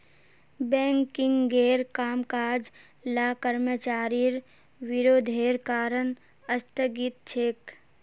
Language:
Magahi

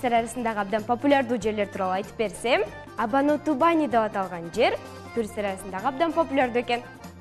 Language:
Turkish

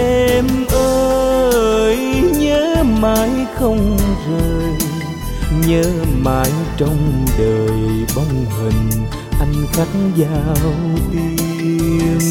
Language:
Vietnamese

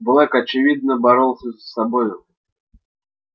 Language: Russian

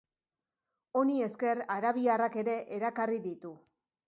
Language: Basque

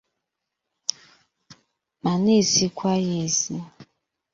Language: Igbo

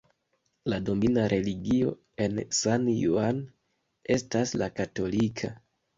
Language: Esperanto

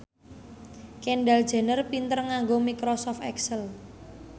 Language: Javanese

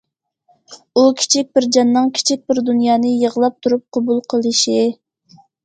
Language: Uyghur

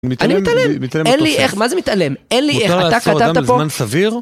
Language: Hebrew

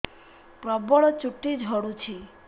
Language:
Odia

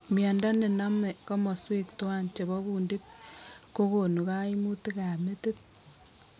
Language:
Kalenjin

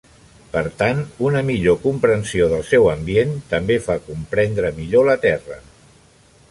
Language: Catalan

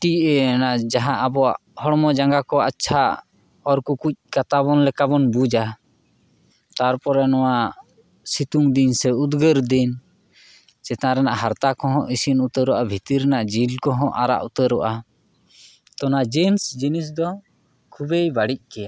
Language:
Santali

